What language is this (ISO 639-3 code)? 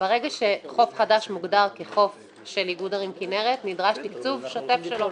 heb